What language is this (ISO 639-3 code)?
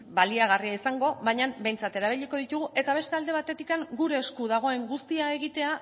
eus